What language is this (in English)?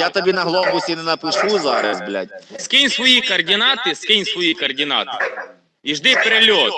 Russian